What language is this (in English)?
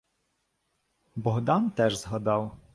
Ukrainian